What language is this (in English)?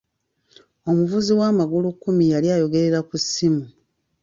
Ganda